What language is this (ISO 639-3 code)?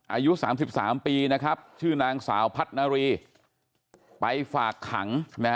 tha